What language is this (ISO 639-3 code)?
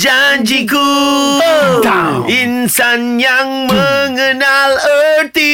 msa